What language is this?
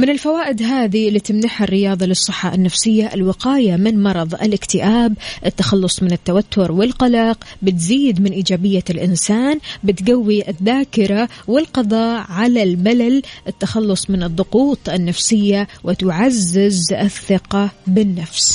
Arabic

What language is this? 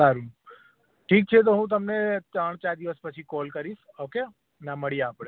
Gujarati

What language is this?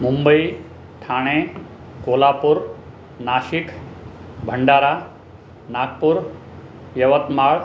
Sindhi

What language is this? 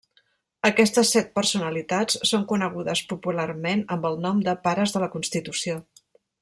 Catalan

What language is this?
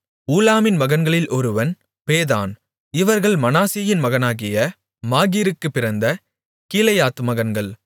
Tamil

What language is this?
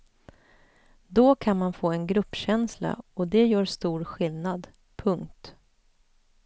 Swedish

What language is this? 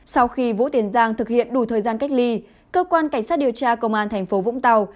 Vietnamese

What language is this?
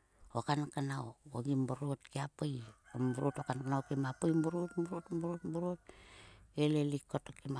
Sulka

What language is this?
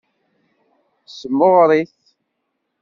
Kabyle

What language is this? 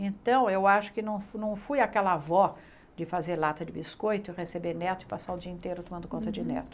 Portuguese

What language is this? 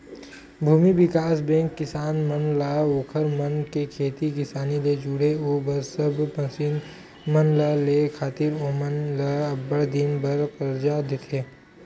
Chhattisgarhi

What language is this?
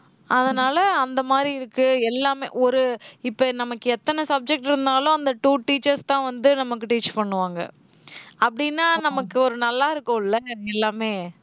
Tamil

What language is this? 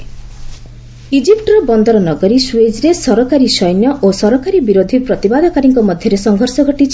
Odia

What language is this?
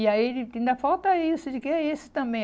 Portuguese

